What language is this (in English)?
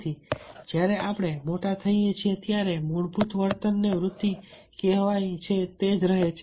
Gujarati